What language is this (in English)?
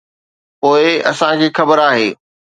Sindhi